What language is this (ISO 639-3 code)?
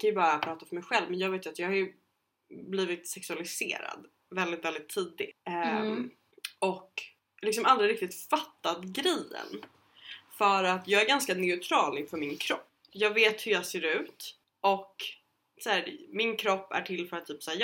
swe